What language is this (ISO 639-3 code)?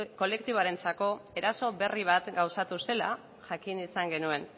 eus